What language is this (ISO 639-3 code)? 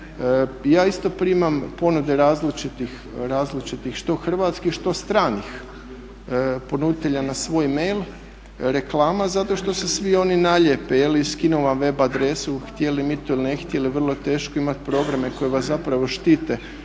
hrv